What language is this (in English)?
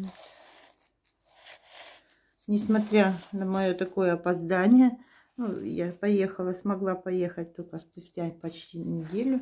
Russian